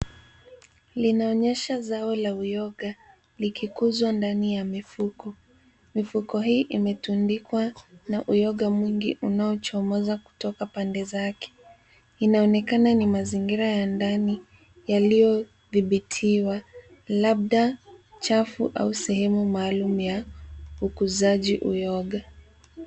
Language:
Swahili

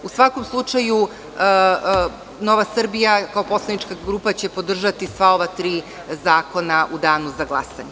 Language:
Serbian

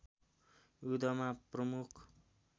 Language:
Nepali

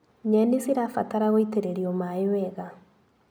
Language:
Kikuyu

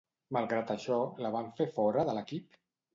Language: Catalan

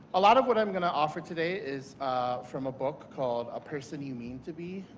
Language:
English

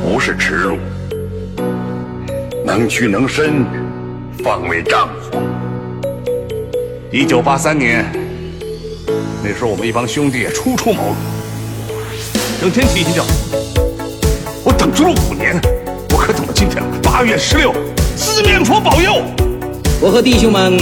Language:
Chinese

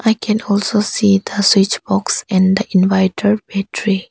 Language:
English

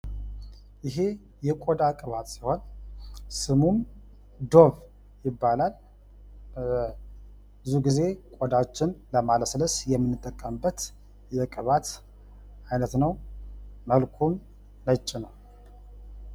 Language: Amharic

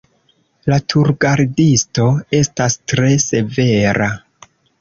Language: Esperanto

